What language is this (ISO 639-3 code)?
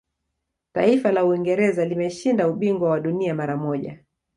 swa